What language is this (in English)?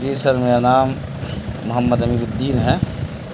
Urdu